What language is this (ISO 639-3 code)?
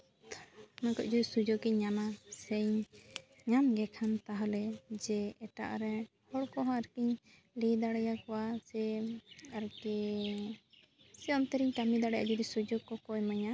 sat